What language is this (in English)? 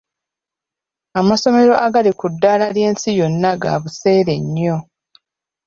Ganda